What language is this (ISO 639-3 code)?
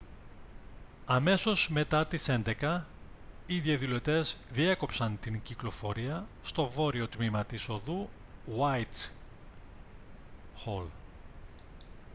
ell